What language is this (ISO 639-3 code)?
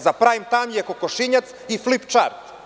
srp